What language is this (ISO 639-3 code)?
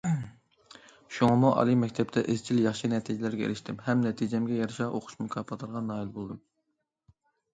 uig